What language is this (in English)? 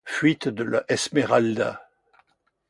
French